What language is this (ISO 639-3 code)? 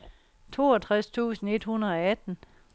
dan